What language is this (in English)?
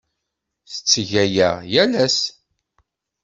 Kabyle